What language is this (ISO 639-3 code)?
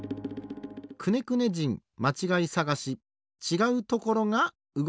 jpn